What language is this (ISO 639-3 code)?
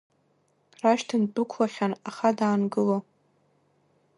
abk